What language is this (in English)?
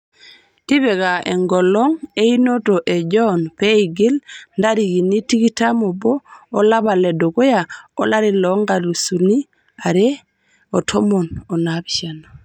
Masai